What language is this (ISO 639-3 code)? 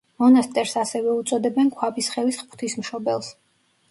kat